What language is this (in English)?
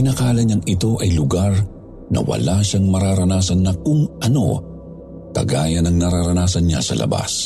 Filipino